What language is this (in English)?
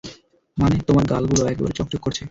Bangla